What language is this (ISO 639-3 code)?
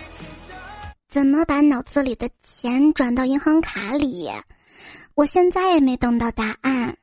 zho